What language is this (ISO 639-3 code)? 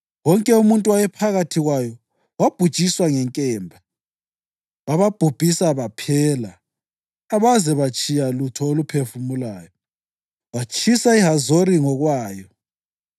nde